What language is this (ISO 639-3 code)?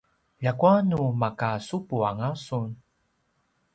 pwn